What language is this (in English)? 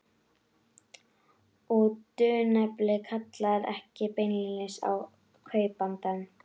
Icelandic